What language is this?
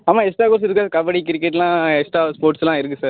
Tamil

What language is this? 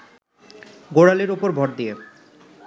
Bangla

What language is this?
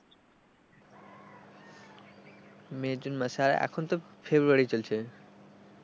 Bangla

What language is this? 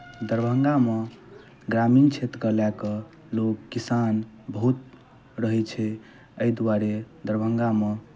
Maithili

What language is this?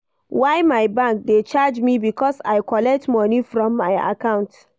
Nigerian Pidgin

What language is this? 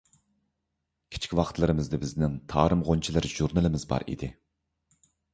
Uyghur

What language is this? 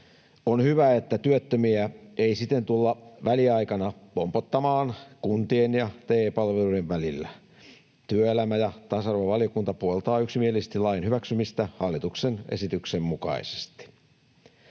Finnish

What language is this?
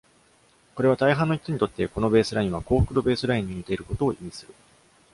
Japanese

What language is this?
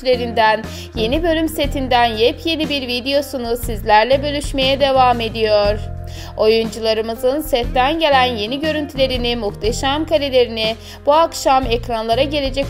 Turkish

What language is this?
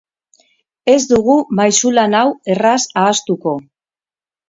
Basque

